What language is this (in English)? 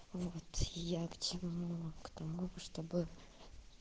Russian